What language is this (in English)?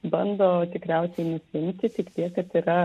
Lithuanian